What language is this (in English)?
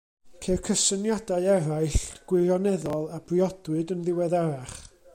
Welsh